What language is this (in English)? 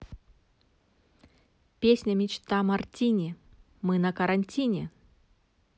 Russian